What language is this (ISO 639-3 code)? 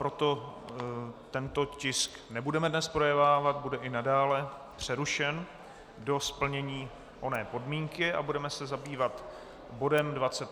ces